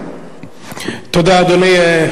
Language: Hebrew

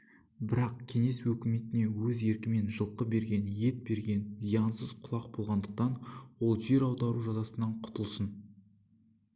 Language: Kazakh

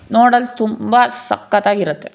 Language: Kannada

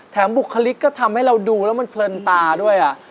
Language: Thai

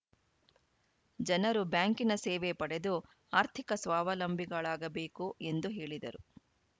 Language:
Kannada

